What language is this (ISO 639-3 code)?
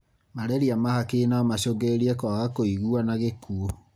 kik